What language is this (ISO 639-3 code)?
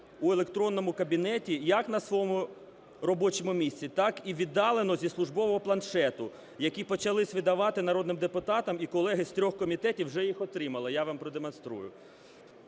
ukr